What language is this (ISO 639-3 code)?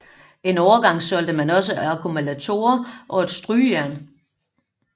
dan